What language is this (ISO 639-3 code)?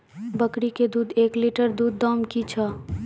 mai